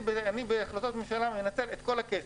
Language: Hebrew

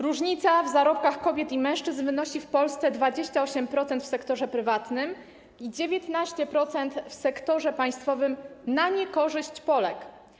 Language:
Polish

